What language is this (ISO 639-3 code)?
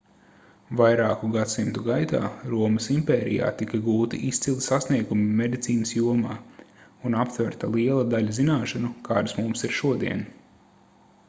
lav